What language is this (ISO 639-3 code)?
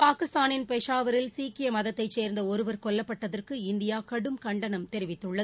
tam